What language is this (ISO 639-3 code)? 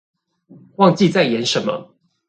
zho